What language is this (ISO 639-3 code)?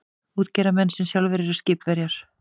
isl